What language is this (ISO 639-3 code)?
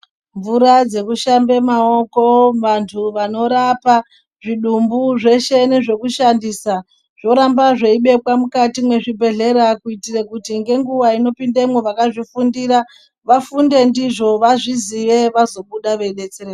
ndc